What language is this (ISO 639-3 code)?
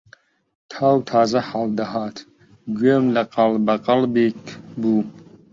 ckb